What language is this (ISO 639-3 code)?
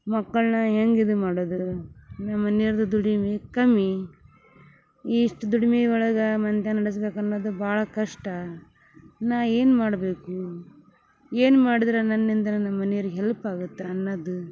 kan